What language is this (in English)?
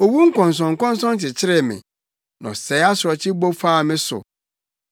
Akan